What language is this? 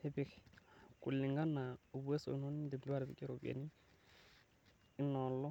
Masai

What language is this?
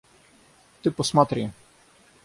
Russian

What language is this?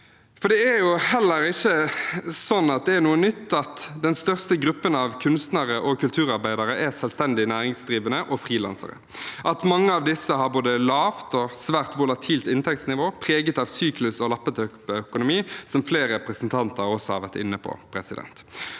Norwegian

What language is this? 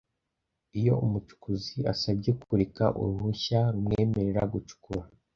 Kinyarwanda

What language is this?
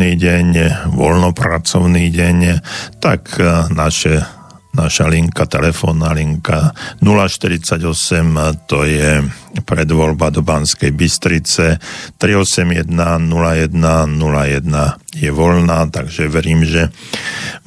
Slovak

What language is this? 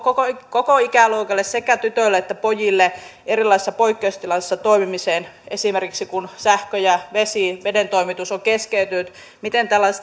Finnish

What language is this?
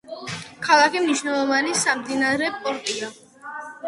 Georgian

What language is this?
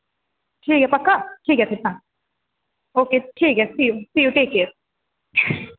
Dogri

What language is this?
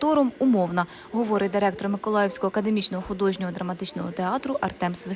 Ukrainian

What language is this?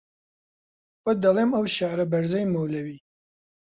Central Kurdish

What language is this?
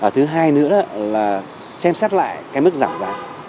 Vietnamese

